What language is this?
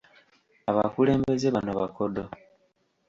Ganda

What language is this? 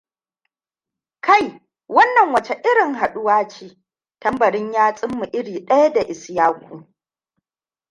Hausa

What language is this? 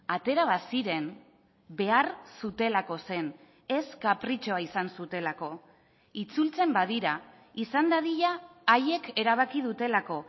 Basque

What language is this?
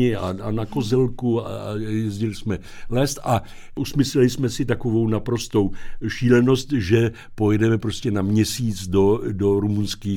Czech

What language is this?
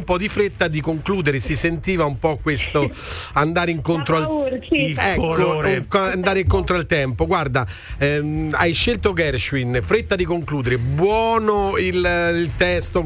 Italian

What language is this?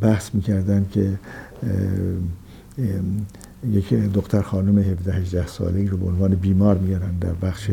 Persian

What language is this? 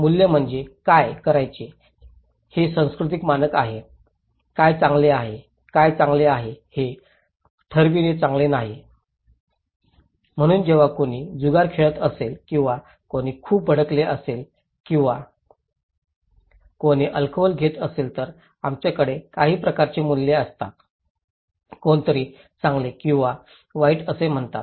Marathi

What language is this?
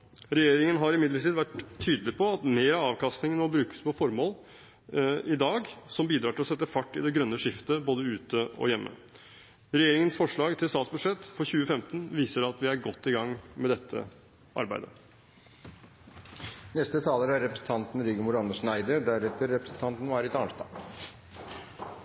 Norwegian Bokmål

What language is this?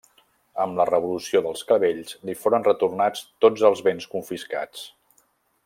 Catalan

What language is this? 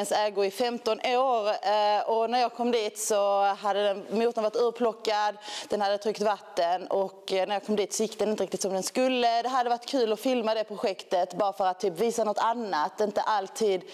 Swedish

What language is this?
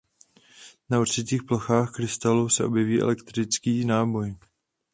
Czech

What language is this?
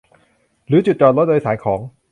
Thai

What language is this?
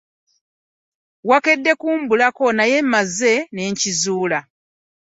Ganda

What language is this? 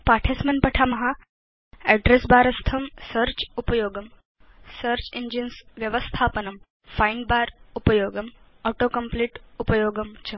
Sanskrit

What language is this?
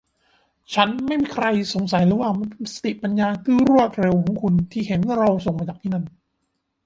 Thai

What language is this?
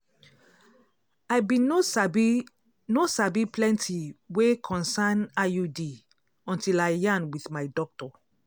Nigerian Pidgin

